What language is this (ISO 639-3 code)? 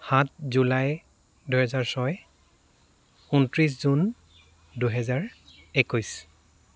asm